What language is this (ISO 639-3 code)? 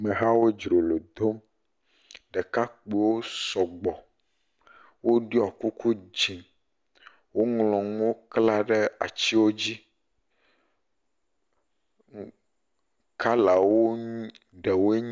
ewe